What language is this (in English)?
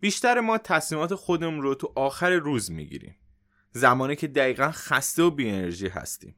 Persian